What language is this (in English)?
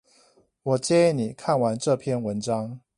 Chinese